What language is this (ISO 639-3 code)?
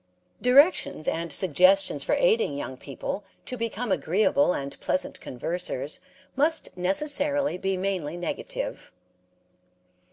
eng